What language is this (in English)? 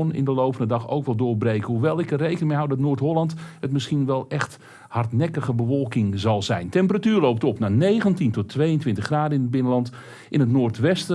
Dutch